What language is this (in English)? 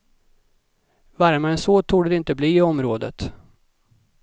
Swedish